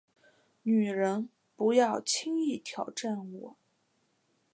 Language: Chinese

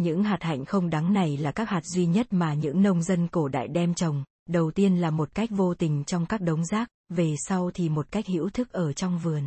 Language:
Vietnamese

